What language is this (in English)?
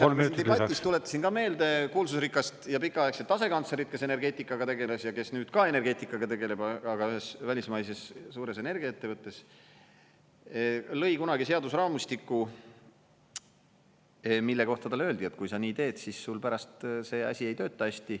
Estonian